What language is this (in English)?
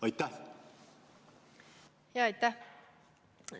Estonian